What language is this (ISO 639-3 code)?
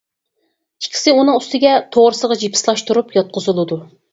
uig